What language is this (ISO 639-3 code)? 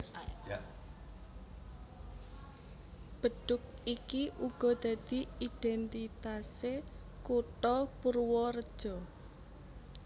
jav